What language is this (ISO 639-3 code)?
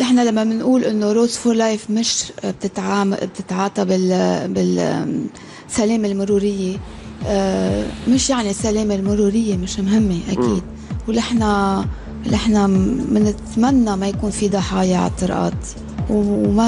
ara